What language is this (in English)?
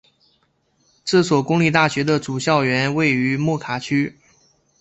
Chinese